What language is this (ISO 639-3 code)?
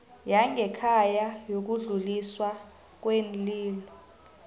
nbl